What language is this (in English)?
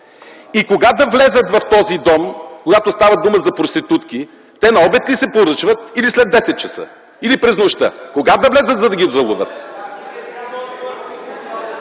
Bulgarian